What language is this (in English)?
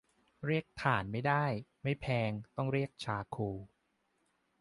Thai